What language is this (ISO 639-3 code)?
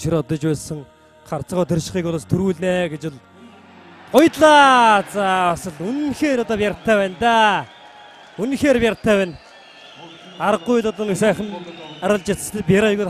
tur